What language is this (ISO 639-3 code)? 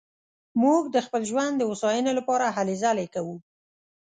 pus